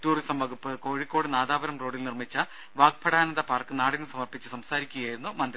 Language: Malayalam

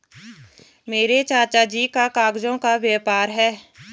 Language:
Hindi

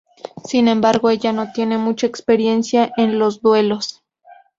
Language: Spanish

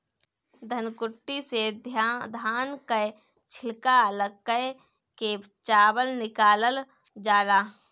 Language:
Bhojpuri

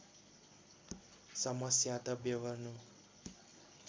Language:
Nepali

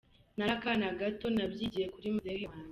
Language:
Kinyarwanda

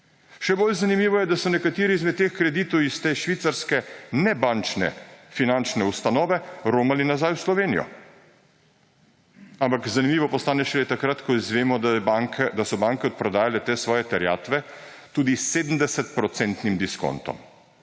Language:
Slovenian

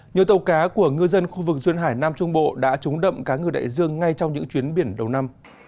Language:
Vietnamese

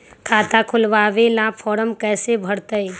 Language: Magahi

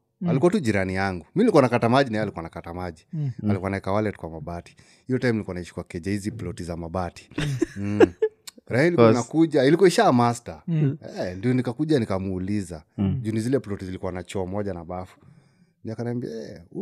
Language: Swahili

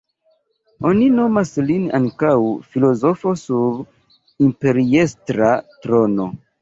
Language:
Esperanto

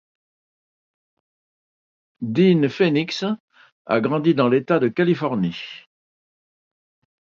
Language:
French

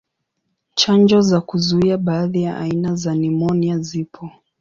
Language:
Swahili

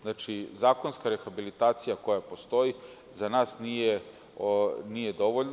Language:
Serbian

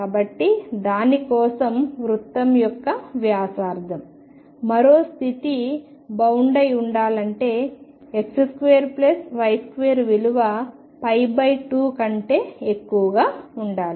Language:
Telugu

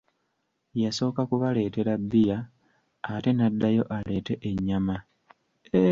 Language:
Ganda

